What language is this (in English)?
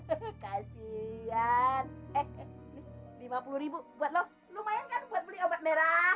Indonesian